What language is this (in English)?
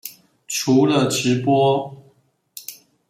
Chinese